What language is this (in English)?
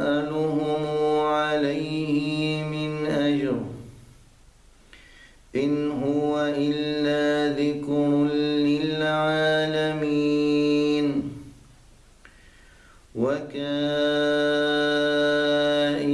Arabic